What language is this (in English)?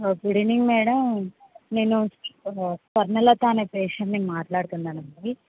Telugu